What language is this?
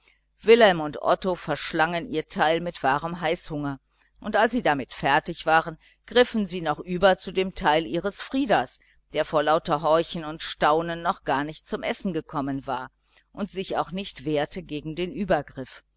German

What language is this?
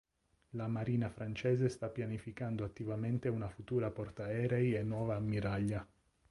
Italian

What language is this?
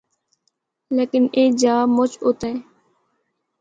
Northern Hindko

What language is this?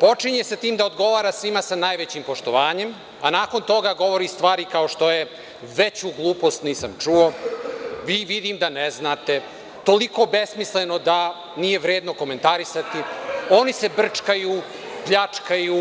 Serbian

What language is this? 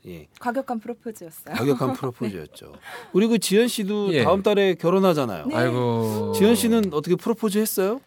Korean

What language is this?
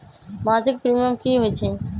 Magahi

